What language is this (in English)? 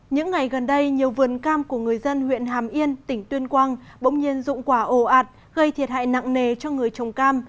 Vietnamese